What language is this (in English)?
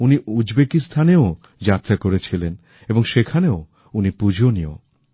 Bangla